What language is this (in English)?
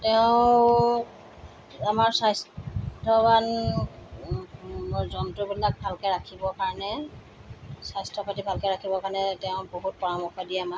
Assamese